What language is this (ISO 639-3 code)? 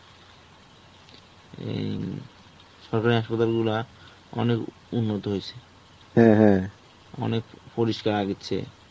ben